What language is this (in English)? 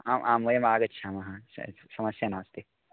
Sanskrit